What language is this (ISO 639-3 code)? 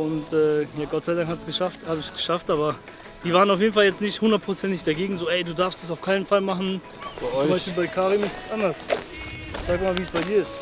deu